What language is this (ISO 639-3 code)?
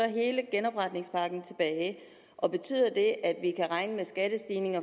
dan